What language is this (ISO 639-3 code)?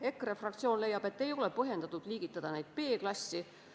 est